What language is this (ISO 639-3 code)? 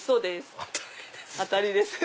jpn